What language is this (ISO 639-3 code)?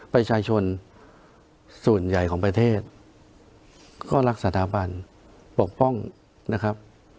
tha